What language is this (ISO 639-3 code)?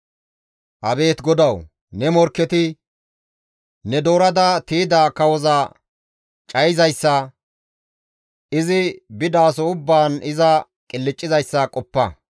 gmv